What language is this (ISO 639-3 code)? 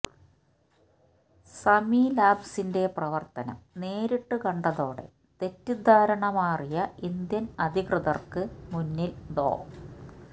mal